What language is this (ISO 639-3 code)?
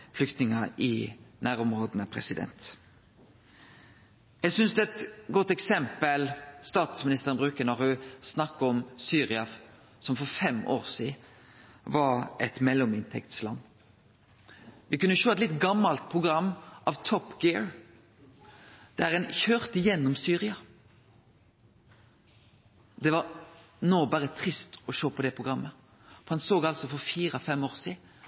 nno